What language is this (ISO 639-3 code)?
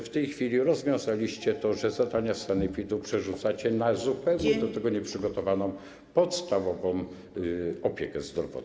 pol